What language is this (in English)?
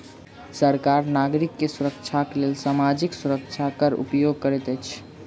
Maithili